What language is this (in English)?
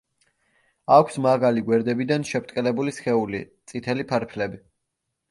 Georgian